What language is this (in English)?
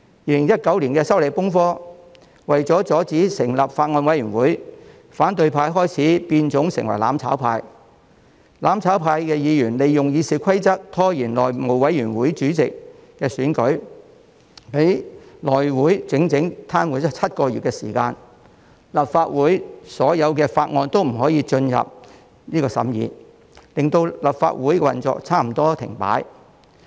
Cantonese